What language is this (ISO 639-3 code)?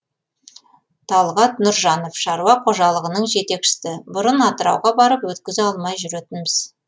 kaz